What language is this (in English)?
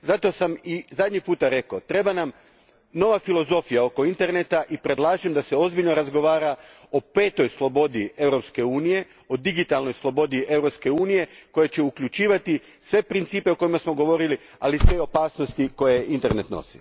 Croatian